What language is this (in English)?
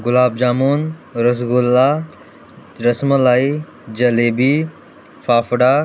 Konkani